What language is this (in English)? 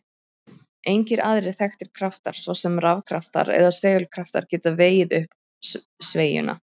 Icelandic